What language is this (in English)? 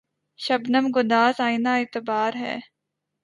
Urdu